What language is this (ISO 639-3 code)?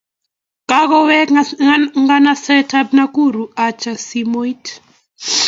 kln